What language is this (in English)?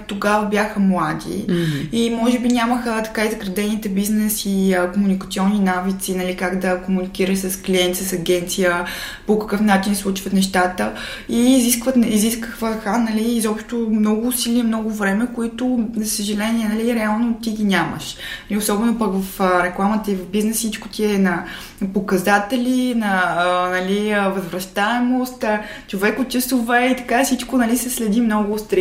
Bulgarian